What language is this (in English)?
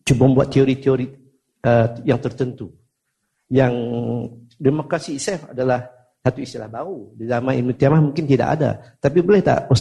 Malay